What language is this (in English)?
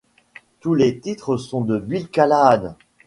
French